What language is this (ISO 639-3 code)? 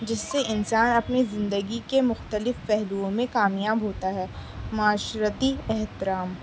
urd